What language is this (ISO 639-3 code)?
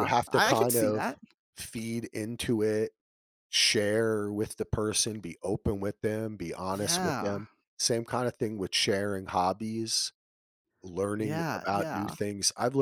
eng